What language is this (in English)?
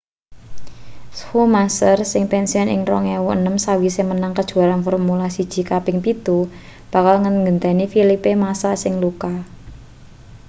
Javanese